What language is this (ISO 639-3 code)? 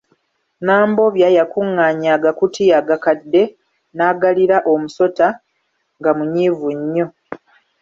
lug